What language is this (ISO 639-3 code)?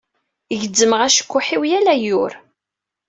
kab